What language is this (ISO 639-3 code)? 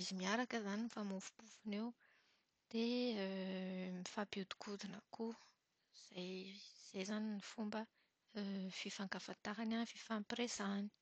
mlg